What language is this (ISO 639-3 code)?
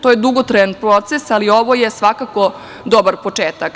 srp